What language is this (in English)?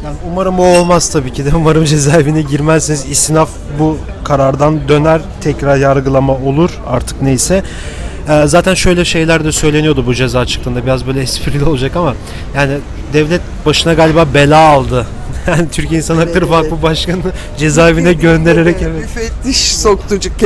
Turkish